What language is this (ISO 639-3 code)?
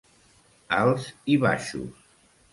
cat